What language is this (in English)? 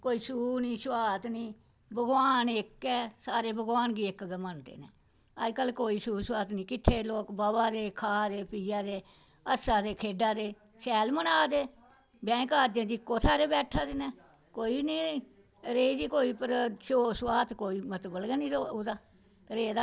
Dogri